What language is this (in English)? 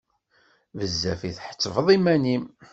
Kabyle